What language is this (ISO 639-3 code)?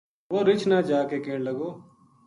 gju